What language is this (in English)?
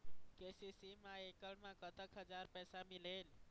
Chhattisgarhi